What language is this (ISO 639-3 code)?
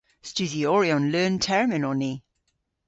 cor